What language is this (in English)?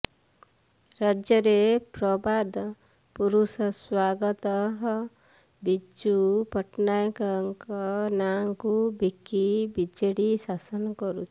Odia